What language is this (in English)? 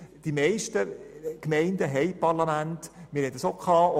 Swiss German